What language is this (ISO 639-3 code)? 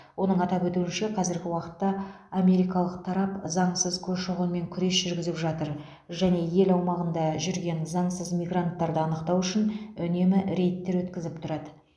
kaz